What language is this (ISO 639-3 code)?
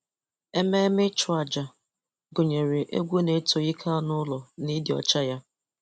ibo